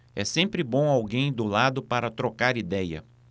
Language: Portuguese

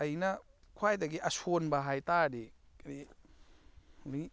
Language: Manipuri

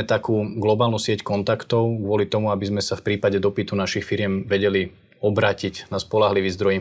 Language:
Slovak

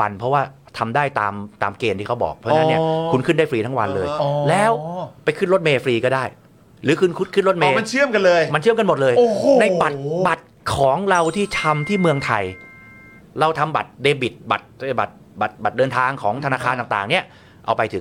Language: Thai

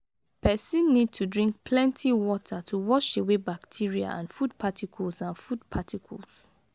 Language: Nigerian Pidgin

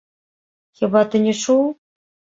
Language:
Belarusian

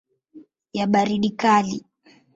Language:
Swahili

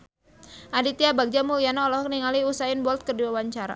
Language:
Sundanese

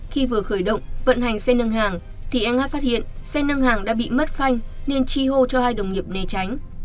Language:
Vietnamese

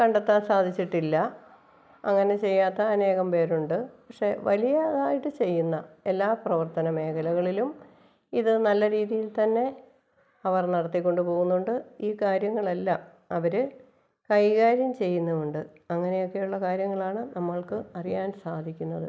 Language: Malayalam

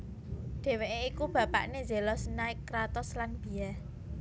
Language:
Javanese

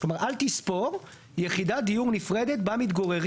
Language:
Hebrew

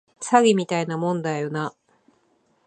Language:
Japanese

